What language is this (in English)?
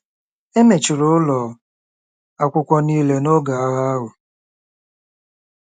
Igbo